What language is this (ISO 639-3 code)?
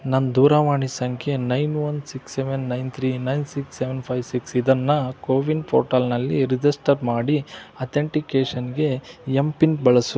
kan